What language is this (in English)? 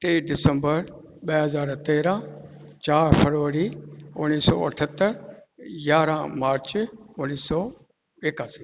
Sindhi